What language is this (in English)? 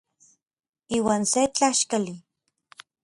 Orizaba Nahuatl